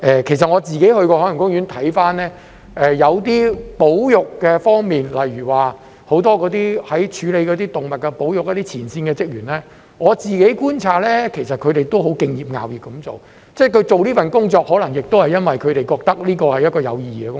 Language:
Cantonese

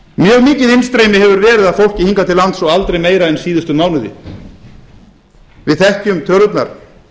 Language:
Icelandic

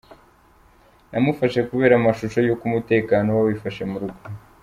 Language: Kinyarwanda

